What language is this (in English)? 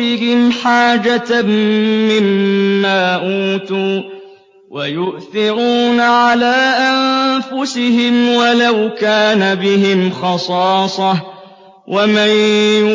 Arabic